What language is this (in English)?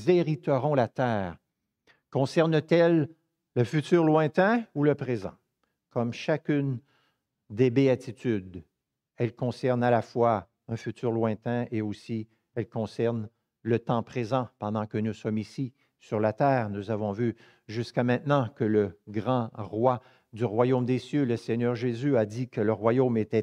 French